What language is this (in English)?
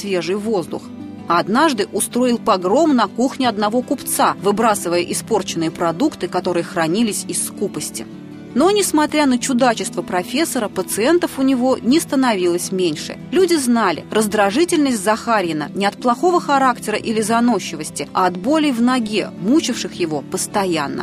Russian